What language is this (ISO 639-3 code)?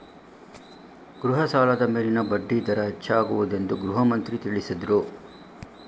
kan